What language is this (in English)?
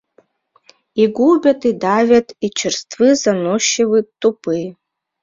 Mari